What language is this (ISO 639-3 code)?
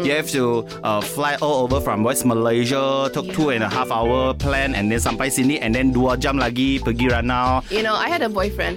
msa